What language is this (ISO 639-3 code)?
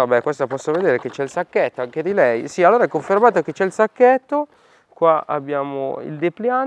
ita